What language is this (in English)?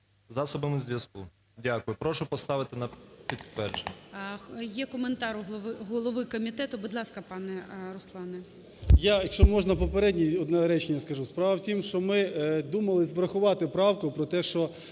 Ukrainian